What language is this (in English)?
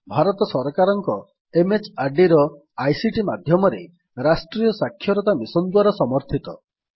Odia